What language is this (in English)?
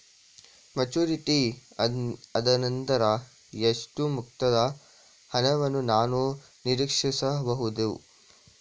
Kannada